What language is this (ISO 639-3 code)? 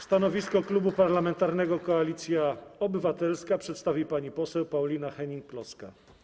pol